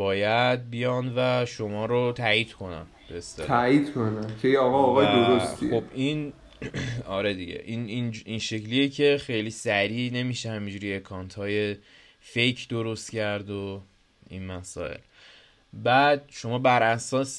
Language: Persian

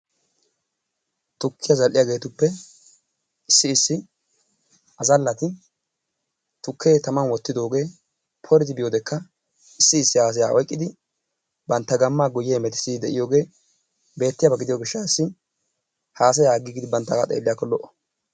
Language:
Wolaytta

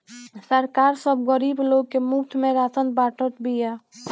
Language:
Bhojpuri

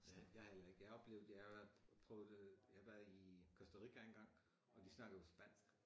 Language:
Danish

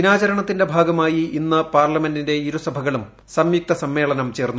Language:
Malayalam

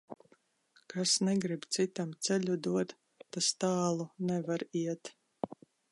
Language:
Latvian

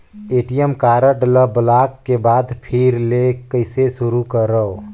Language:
Chhattisgarhi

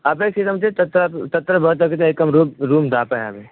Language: Sanskrit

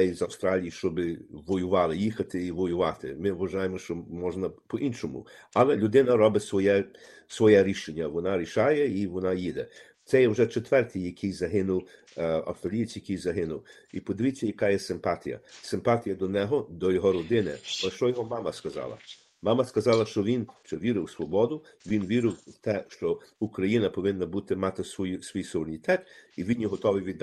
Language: Ukrainian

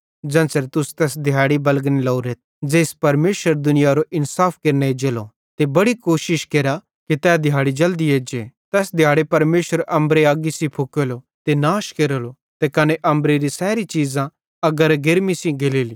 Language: Bhadrawahi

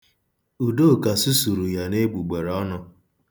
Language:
Igbo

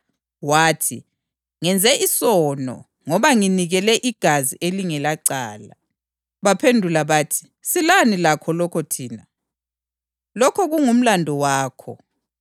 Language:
North Ndebele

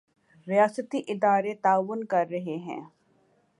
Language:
Urdu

